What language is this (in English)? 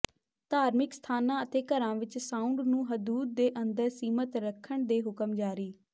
Punjabi